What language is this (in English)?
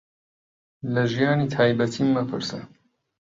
Central Kurdish